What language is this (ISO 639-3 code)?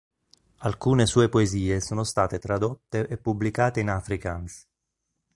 ita